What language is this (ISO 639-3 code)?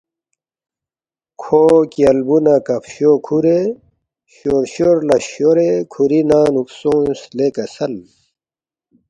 bft